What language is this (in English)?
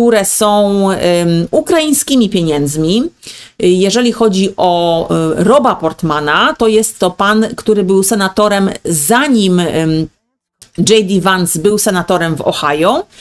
Polish